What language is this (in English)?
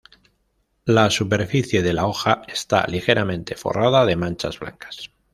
Spanish